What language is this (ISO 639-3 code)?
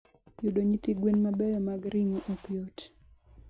luo